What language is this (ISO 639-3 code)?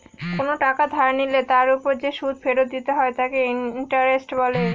ben